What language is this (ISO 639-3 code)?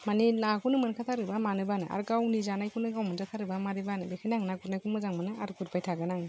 brx